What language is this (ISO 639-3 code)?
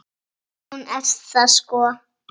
isl